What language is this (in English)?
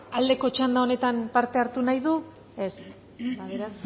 Basque